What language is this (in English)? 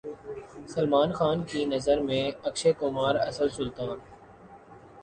Urdu